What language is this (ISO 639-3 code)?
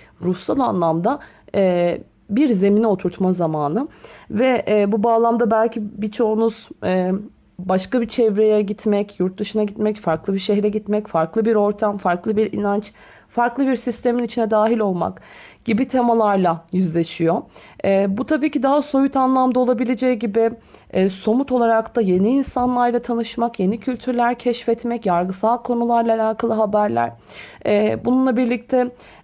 tur